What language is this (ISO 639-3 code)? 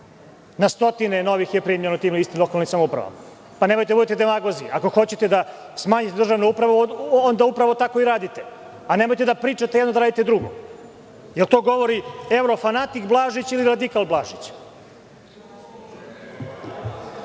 srp